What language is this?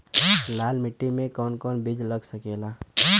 Bhojpuri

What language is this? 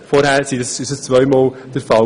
Swiss German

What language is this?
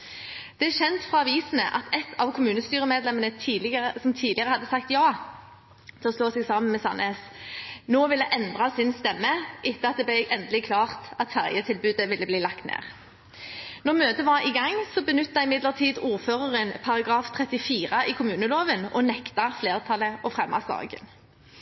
Norwegian Bokmål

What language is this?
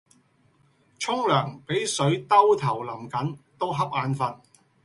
Cantonese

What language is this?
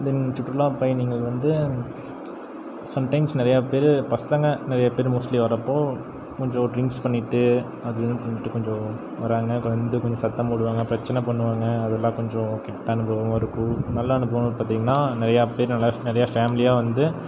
Tamil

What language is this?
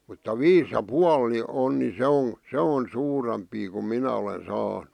Finnish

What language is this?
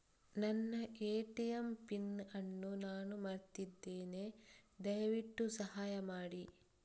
Kannada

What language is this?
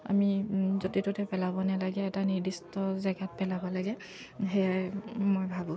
Assamese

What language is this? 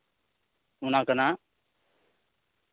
Santali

